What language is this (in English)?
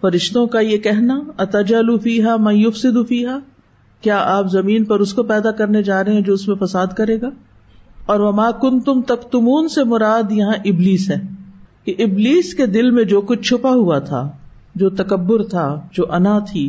Urdu